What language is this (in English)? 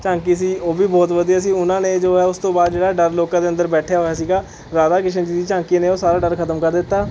Punjabi